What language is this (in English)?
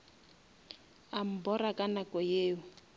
Northern Sotho